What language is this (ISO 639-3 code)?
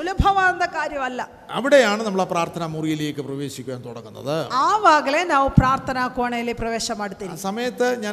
mal